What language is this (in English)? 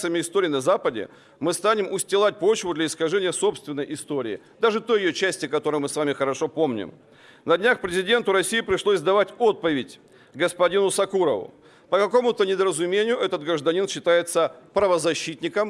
Russian